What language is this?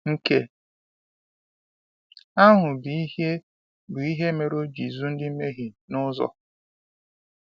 Igbo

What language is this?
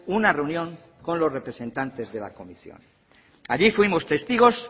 Spanish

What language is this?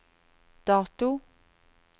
Norwegian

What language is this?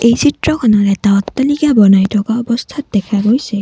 Assamese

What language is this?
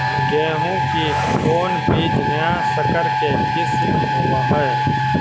Magahi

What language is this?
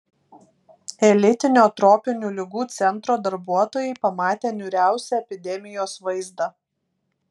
Lithuanian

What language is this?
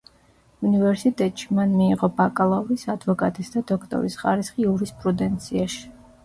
Georgian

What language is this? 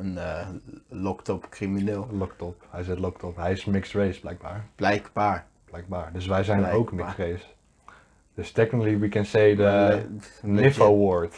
Dutch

